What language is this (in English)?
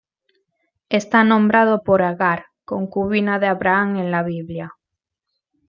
Spanish